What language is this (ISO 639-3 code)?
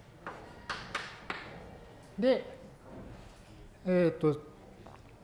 jpn